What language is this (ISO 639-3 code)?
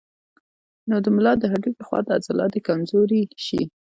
pus